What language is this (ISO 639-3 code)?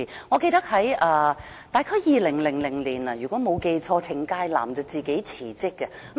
yue